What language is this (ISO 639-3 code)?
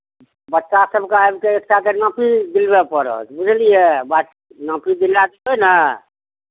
mai